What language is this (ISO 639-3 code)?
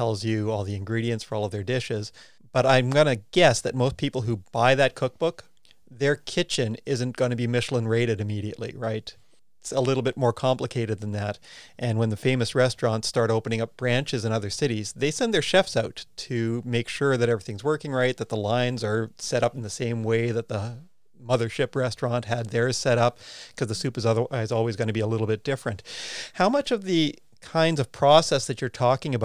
eng